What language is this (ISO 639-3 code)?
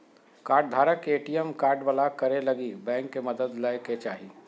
mag